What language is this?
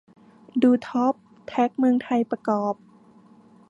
Thai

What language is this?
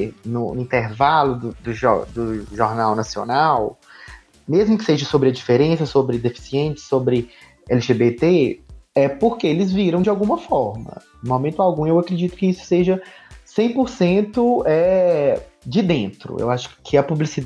Portuguese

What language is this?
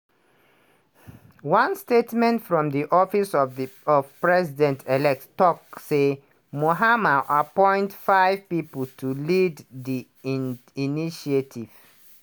Nigerian Pidgin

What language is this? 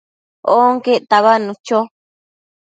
Matsés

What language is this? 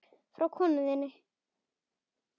Icelandic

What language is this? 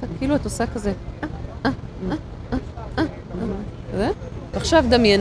Hebrew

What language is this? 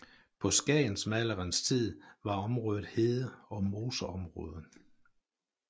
Danish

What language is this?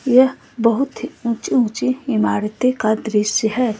Hindi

